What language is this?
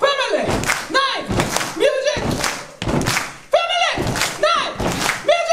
Korean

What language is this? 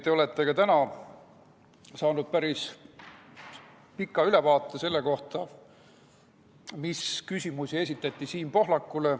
Estonian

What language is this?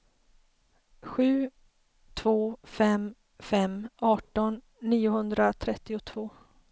Swedish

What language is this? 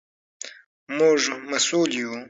Pashto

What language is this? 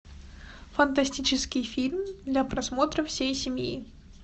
Russian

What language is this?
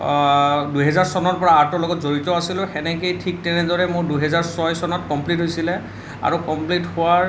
Assamese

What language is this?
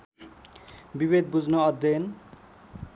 Nepali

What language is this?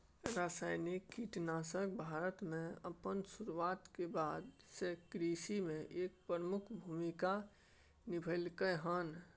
Maithili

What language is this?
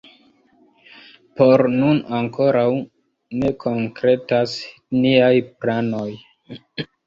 Esperanto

